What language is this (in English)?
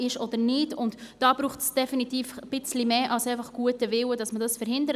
Swiss German